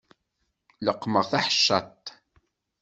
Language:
Kabyle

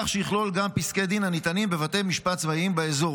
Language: Hebrew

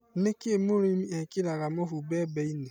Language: Kikuyu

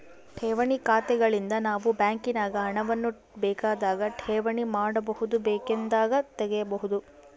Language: Kannada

